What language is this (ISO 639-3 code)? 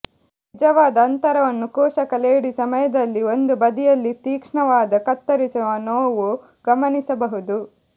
kan